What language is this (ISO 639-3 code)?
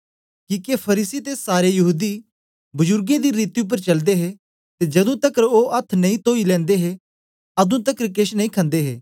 doi